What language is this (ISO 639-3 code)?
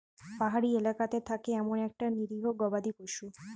ben